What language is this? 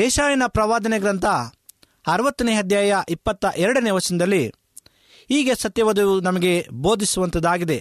Kannada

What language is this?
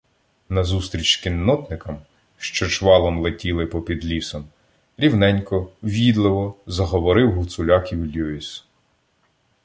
Ukrainian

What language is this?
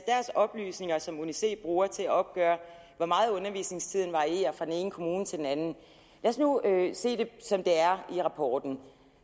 Danish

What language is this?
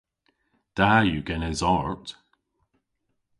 Cornish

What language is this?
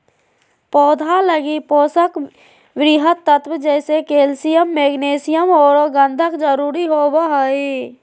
Magahi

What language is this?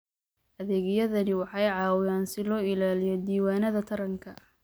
Somali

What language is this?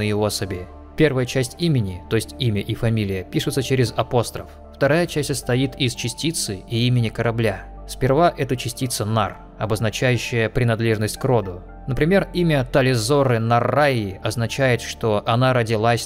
Russian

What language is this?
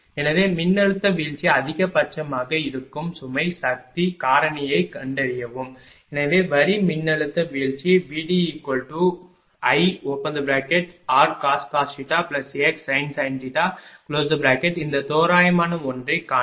Tamil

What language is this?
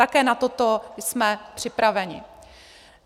Czech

